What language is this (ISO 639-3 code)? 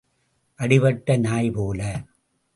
tam